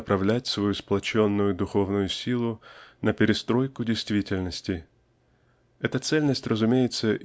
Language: Russian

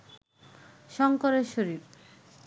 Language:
Bangla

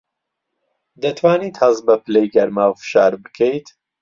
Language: Central Kurdish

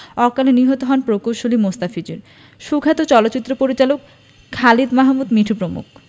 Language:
Bangla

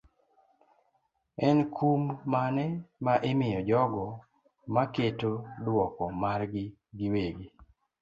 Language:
Luo (Kenya and Tanzania)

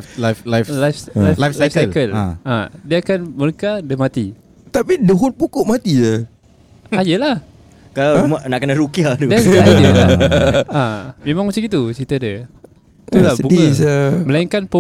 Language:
Malay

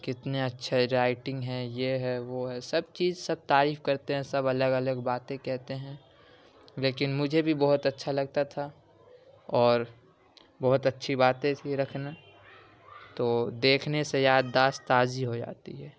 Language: Urdu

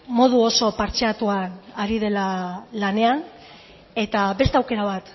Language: Basque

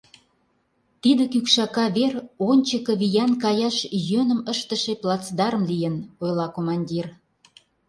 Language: Mari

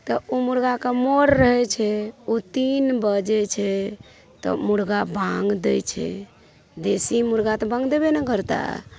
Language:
Maithili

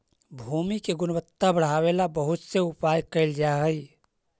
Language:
Magahi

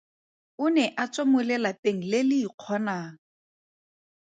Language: Tswana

